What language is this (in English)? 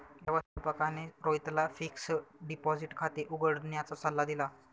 Marathi